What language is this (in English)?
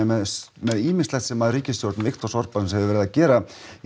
Icelandic